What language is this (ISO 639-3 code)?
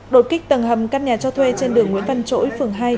vie